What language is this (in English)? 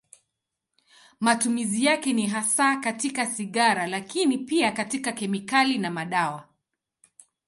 Swahili